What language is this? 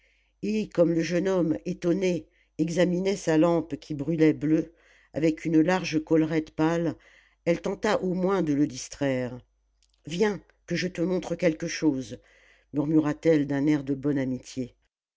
French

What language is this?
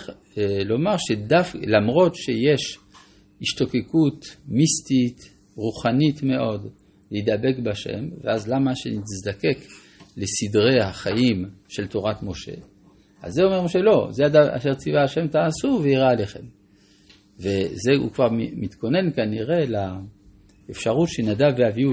Hebrew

